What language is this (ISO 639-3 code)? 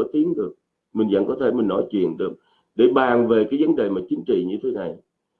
vie